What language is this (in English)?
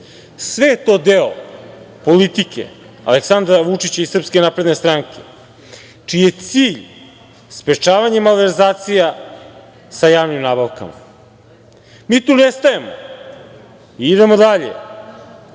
Serbian